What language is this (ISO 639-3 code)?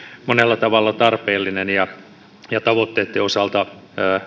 fin